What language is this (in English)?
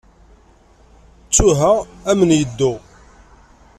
Kabyle